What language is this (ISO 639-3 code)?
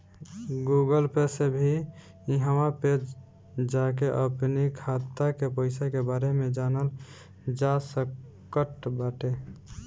bho